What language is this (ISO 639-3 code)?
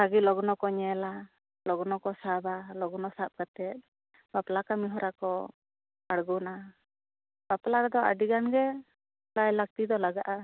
sat